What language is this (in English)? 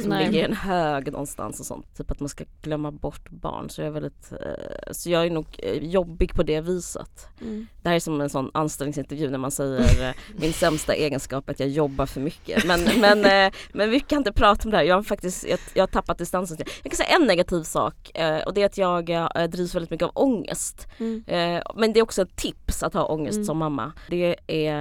Swedish